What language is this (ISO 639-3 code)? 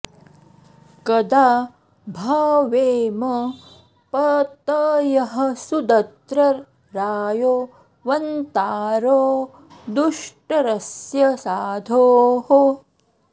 san